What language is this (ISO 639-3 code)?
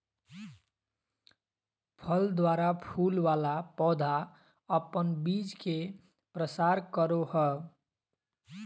mag